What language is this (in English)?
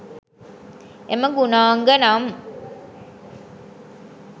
Sinhala